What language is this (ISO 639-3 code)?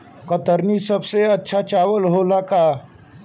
bho